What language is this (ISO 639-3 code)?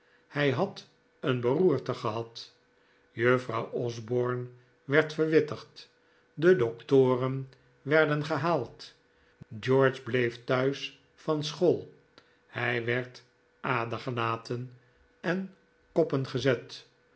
nld